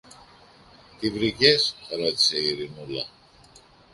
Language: Greek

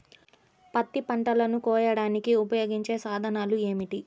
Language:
Telugu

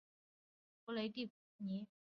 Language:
Chinese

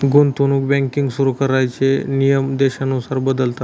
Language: Marathi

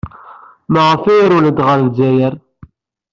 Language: Kabyle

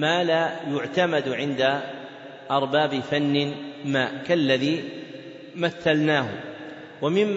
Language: Arabic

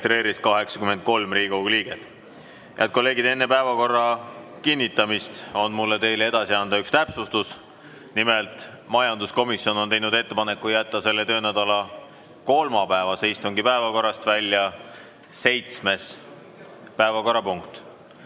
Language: Estonian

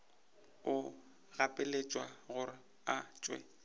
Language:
Northern Sotho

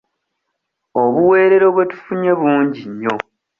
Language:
Ganda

